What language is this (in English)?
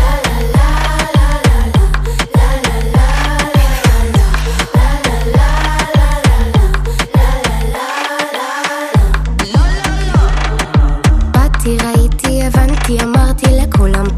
Hebrew